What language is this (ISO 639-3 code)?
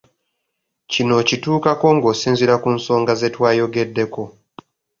lug